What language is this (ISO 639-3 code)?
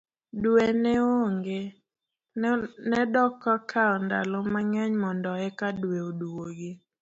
luo